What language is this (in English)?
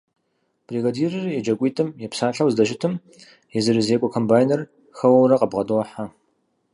Kabardian